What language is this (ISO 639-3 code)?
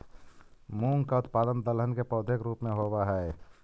mag